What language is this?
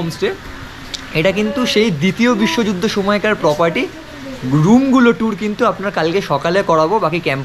Bangla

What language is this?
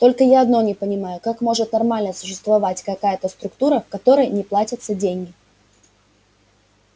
Russian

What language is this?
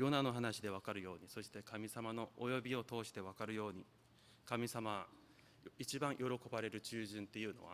Japanese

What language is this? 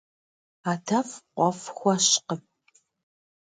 Kabardian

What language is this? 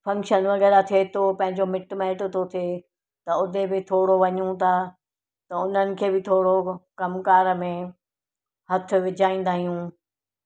Sindhi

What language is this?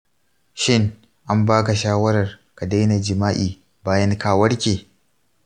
Hausa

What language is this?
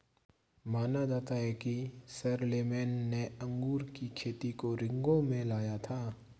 Hindi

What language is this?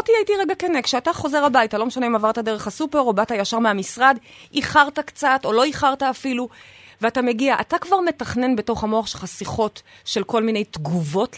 Hebrew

